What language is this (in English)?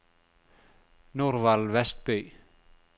Norwegian